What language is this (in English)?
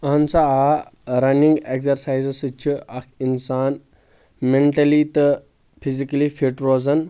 Kashmiri